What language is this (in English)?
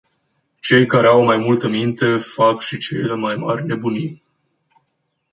Romanian